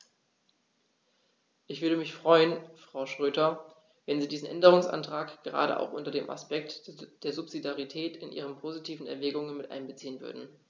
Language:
German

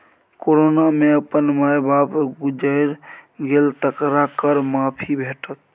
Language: Maithili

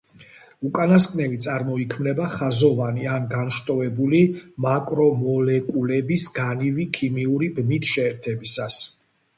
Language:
Georgian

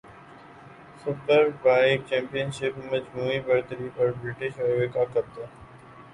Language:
Urdu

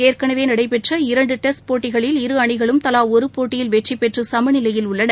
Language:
Tamil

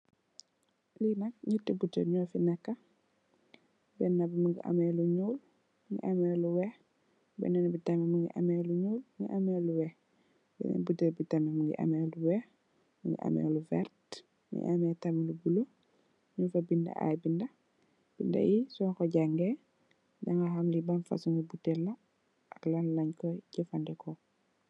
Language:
Wolof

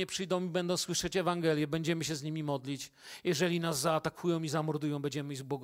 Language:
Polish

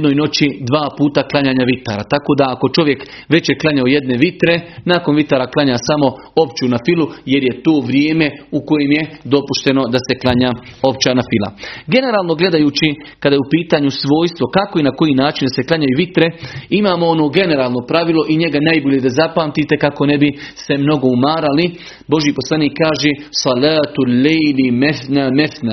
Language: Croatian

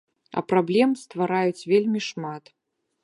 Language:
Belarusian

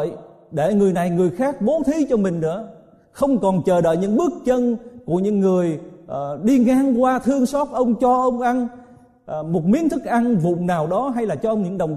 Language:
Vietnamese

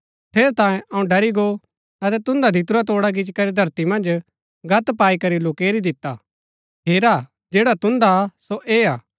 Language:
Gaddi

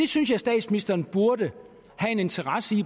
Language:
Danish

